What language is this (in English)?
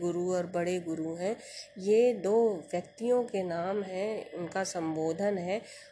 Hindi